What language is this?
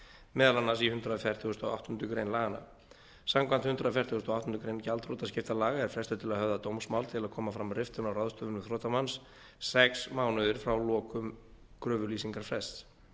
Icelandic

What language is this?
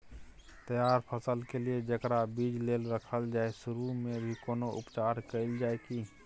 Maithili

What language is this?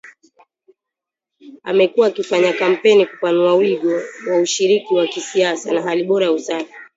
Swahili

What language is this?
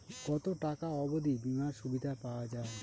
Bangla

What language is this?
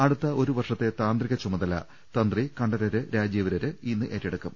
Malayalam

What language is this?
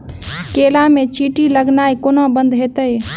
Maithili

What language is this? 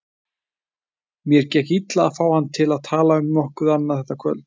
Icelandic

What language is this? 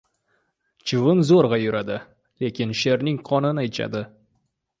Uzbek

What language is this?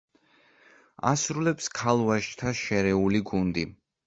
Georgian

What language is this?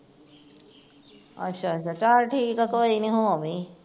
Punjabi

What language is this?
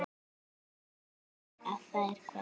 Icelandic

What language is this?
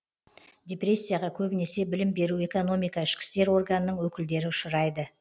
Kazakh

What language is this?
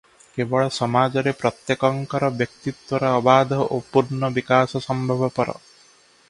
Odia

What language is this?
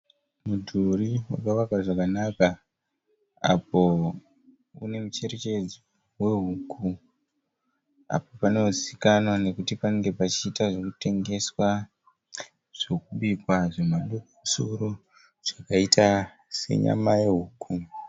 Shona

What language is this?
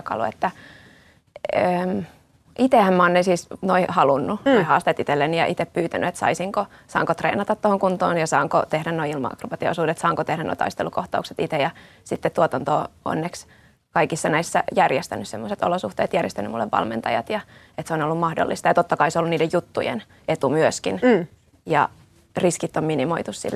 Finnish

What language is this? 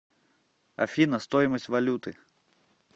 Russian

